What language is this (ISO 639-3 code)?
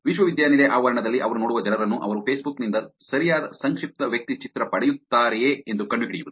kan